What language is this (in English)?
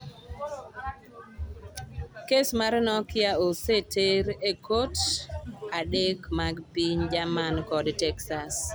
Luo (Kenya and Tanzania)